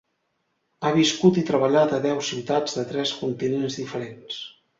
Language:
Catalan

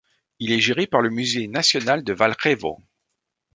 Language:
French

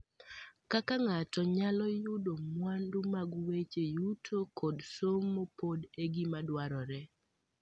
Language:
Luo (Kenya and Tanzania)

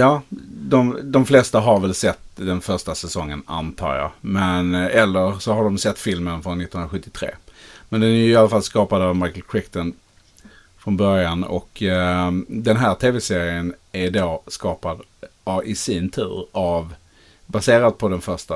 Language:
Swedish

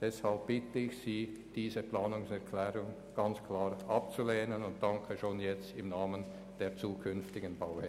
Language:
Swiss German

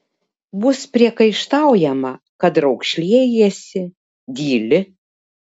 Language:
Lithuanian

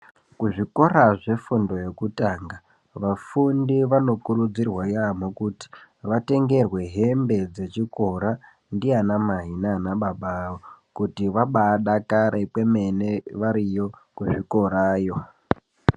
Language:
Ndau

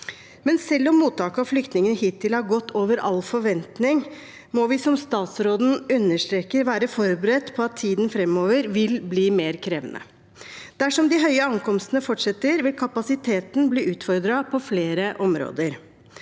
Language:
Norwegian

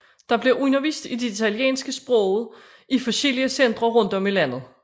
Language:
Danish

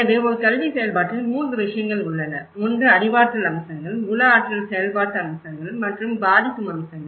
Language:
Tamil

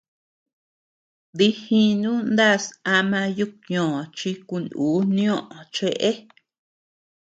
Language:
Tepeuxila Cuicatec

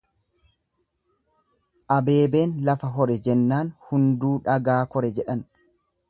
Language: Oromo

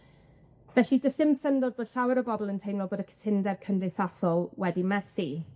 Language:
Welsh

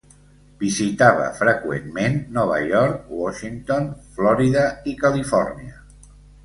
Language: Catalan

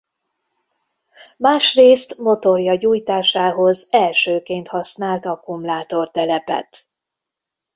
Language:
Hungarian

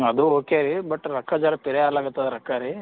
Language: Kannada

